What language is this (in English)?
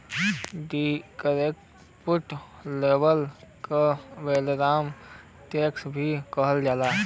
Bhojpuri